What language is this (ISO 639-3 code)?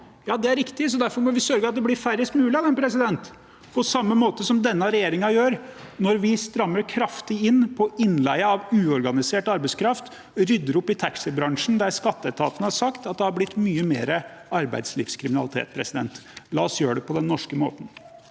nor